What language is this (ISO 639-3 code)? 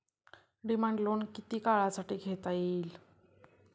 mar